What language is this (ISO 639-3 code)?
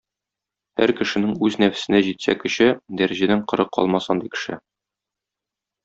tat